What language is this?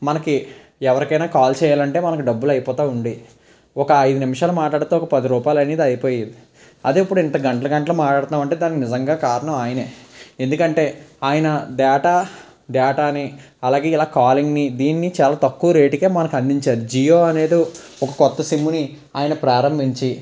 Telugu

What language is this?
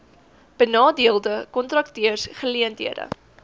Afrikaans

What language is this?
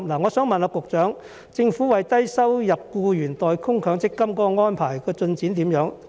Cantonese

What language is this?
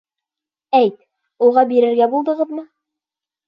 Bashkir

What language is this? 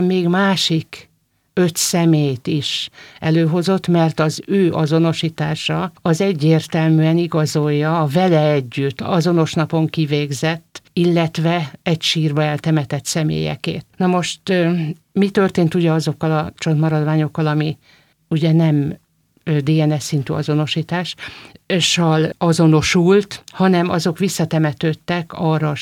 Hungarian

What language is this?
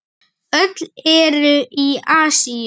Icelandic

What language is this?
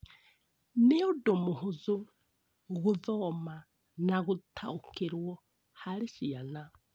Kikuyu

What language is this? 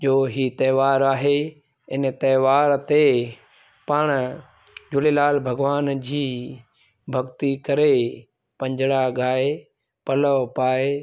Sindhi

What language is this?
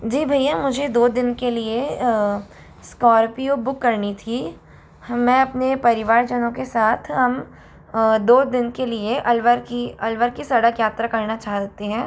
Hindi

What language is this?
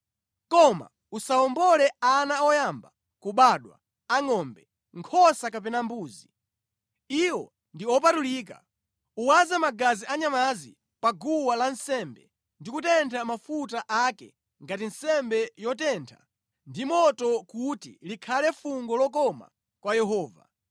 Nyanja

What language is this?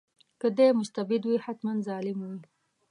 Pashto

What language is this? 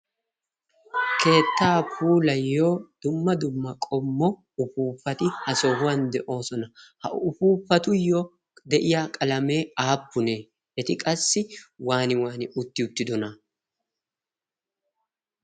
Wolaytta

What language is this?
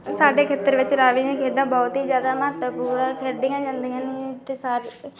Punjabi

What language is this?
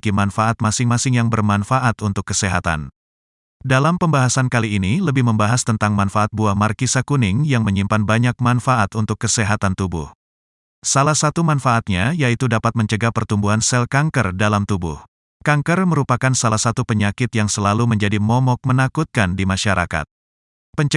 Indonesian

